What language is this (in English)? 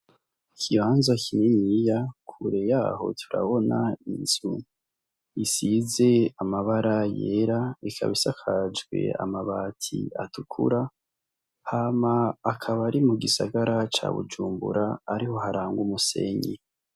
Rundi